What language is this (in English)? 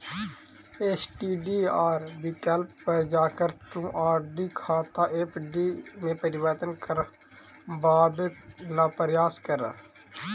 Magahi